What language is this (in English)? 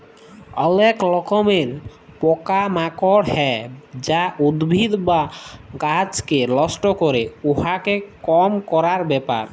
Bangla